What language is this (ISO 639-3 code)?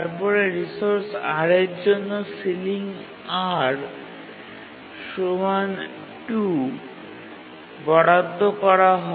ben